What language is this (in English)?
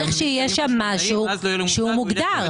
Hebrew